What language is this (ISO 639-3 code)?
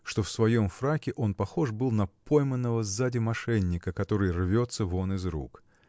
rus